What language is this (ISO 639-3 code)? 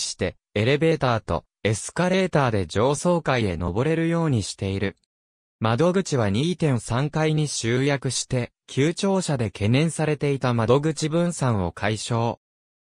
jpn